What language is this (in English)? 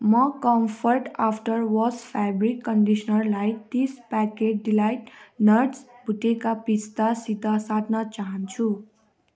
Nepali